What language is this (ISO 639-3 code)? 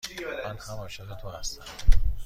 fas